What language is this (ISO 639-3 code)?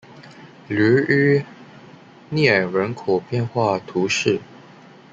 zho